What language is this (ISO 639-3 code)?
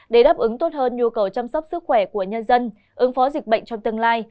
vie